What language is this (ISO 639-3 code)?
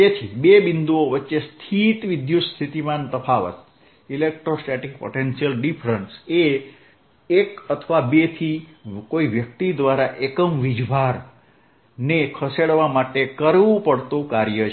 guj